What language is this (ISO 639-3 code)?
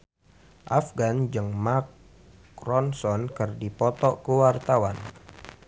sun